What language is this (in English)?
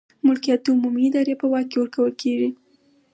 Pashto